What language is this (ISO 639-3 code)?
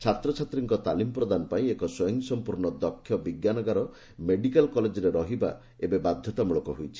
ori